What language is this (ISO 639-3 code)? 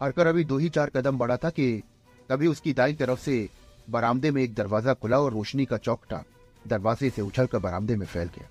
hin